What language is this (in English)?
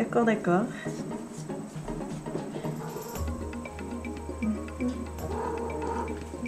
French